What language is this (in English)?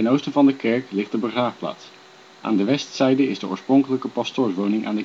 Dutch